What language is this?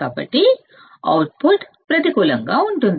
Telugu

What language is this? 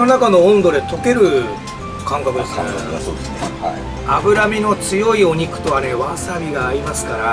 Japanese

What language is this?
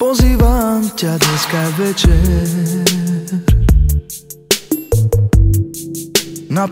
Romanian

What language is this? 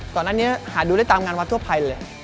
Thai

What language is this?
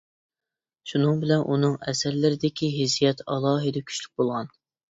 Uyghur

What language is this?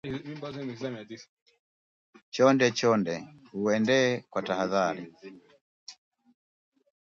Swahili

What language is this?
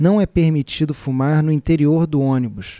Portuguese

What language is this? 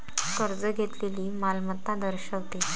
Marathi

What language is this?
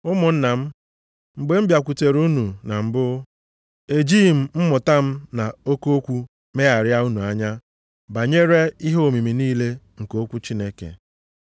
Igbo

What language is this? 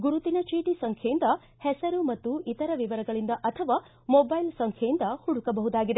Kannada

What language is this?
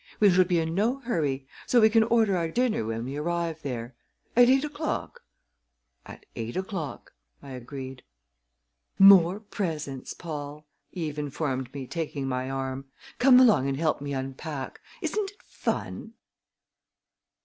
English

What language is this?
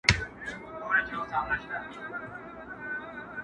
Pashto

